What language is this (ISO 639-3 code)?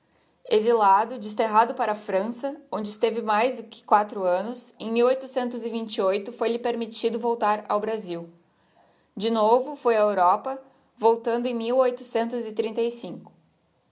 por